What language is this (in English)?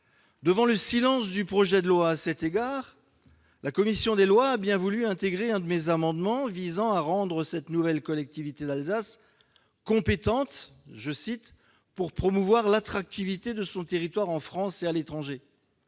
French